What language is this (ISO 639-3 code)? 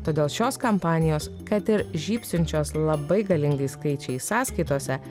lit